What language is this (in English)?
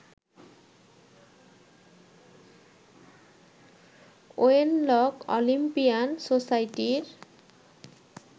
Bangla